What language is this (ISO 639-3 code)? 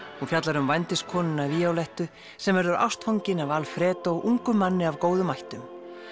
isl